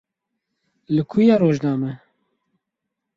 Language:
Kurdish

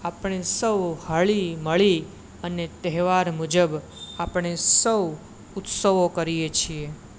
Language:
Gujarati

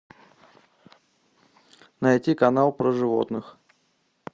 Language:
Russian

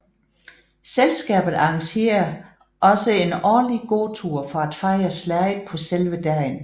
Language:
Danish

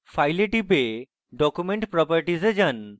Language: Bangla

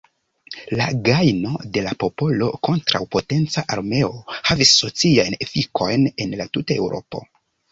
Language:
Esperanto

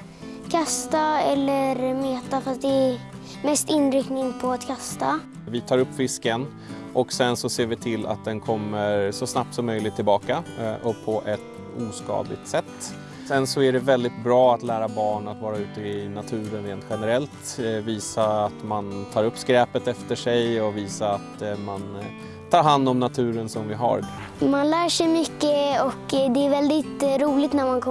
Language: Swedish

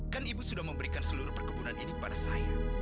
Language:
Indonesian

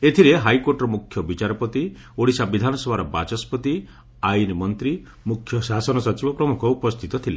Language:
Odia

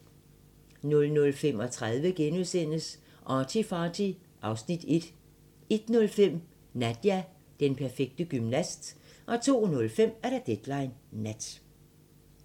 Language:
Danish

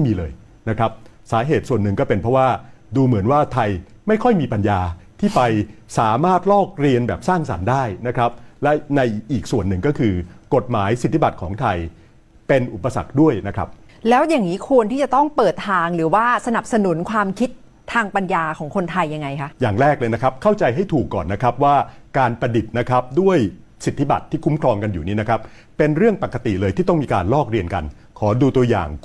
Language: Thai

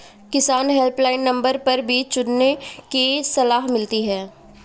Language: Hindi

